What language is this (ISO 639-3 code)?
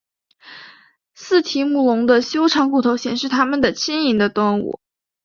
zho